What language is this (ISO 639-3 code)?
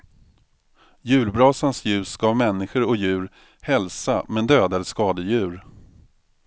swe